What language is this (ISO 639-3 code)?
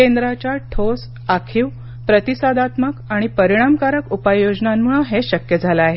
mar